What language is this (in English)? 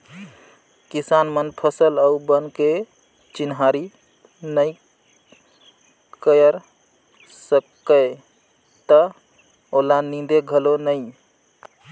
Chhattisgarhi